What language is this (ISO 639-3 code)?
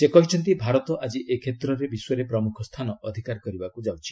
ori